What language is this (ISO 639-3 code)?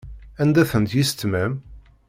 kab